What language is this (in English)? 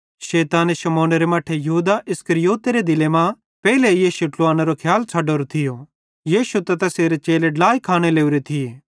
Bhadrawahi